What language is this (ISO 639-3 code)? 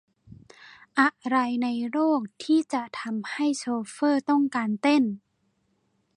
tha